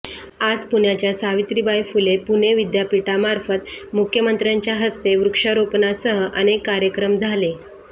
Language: Marathi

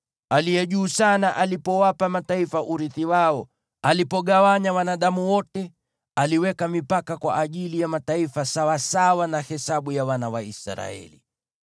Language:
Swahili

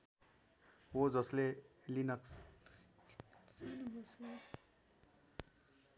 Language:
Nepali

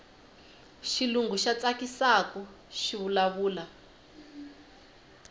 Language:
Tsonga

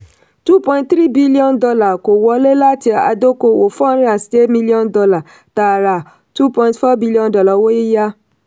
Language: Yoruba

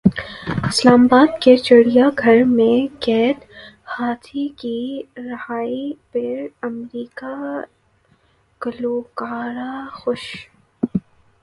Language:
Urdu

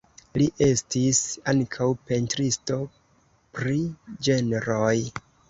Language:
Esperanto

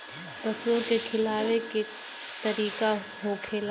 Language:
Bhojpuri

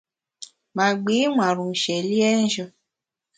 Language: Bamun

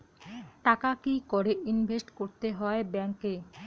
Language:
Bangla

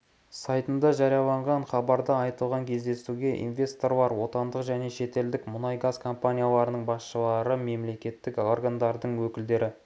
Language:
Kazakh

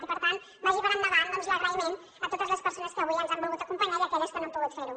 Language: Catalan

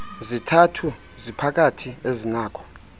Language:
Xhosa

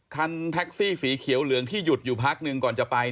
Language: Thai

